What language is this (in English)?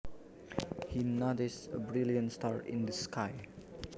Javanese